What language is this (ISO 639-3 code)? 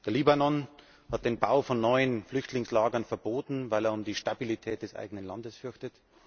deu